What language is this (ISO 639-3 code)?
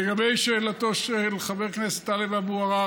heb